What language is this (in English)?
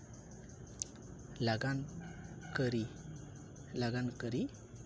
Santali